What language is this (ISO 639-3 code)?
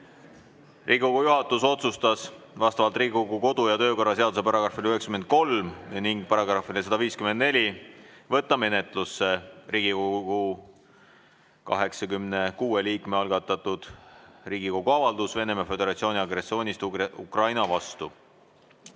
est